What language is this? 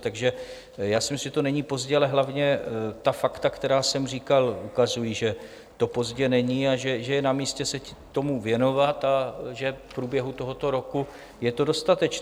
Czech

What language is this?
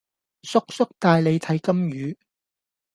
Cantonese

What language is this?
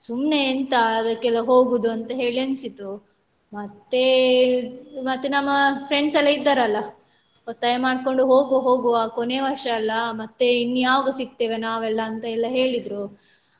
Kannada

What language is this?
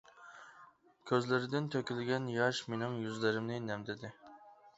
Uyghur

